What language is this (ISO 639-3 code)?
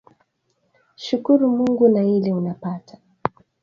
swa